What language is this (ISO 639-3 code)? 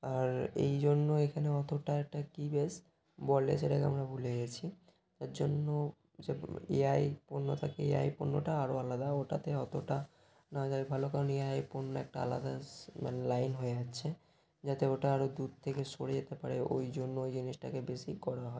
ben